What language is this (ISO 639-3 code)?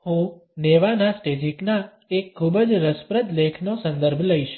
guj